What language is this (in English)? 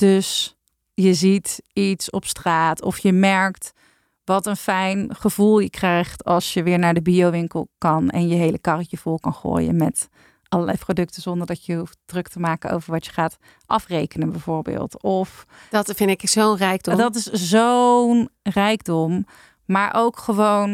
Dutch